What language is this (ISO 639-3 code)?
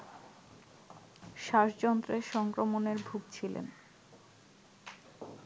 ben